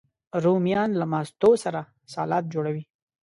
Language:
Pashto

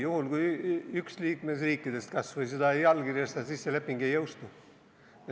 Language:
Estonian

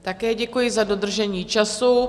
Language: Czech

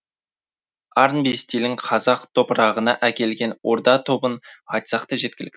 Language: Kazakh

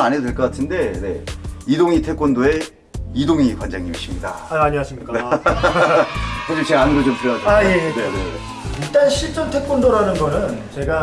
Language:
Korean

